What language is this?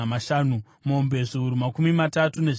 Shona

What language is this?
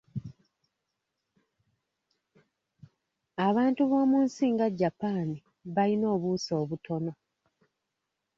Ganda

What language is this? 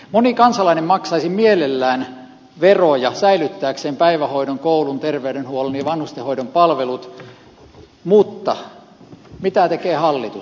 Finnish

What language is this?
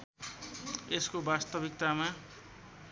Nepali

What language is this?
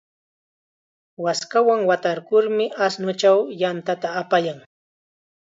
Chiquián Ancash Quechua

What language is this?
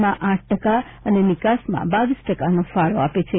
Gujarati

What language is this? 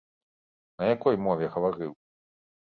Belarusian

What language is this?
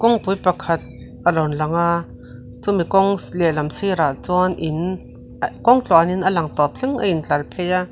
Mizo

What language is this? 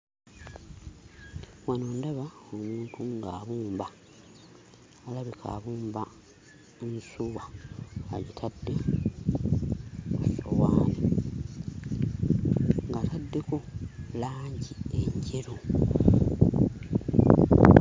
Ganda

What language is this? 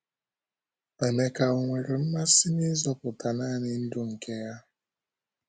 Igbo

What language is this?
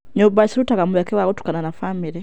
Kikuyu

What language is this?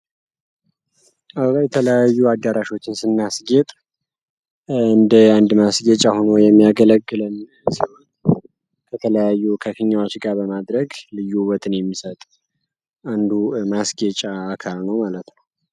Amharic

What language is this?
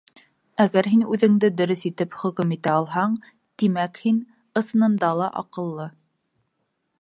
Bashkir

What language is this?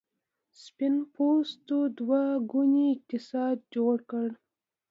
Pashto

